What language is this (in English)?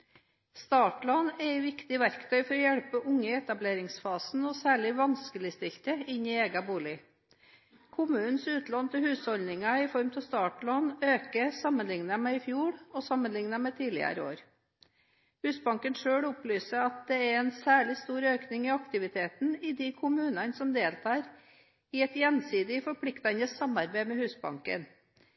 Norwegian Bokmål